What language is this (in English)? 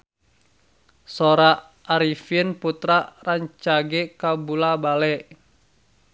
Sundanese